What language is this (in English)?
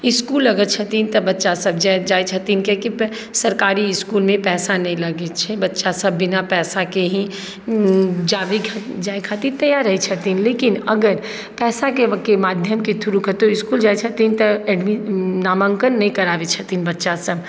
Maithili